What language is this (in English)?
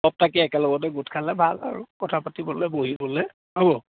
Assamese